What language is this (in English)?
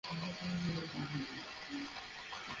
Bangla